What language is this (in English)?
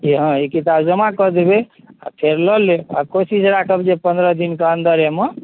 Maithili